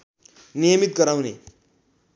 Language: Nepali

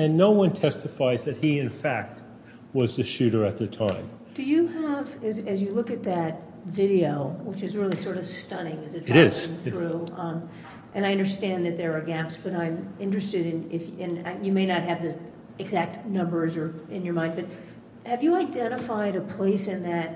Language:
English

